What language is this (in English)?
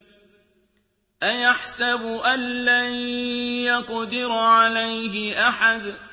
Arabic